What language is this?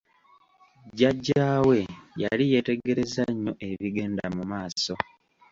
Ganda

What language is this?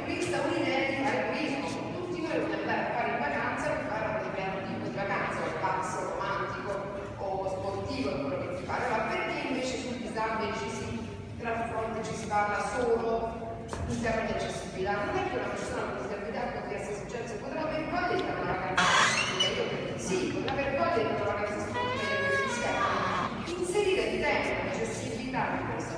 Italian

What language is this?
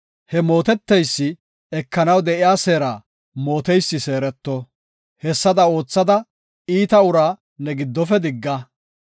Gofa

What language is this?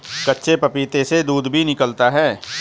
Hindi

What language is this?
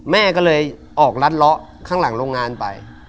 Thai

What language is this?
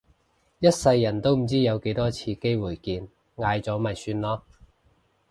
Cantonese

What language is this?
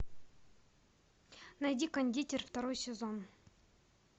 Russian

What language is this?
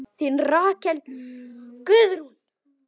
Icelandic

